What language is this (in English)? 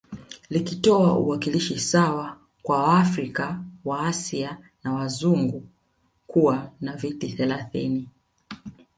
Swahili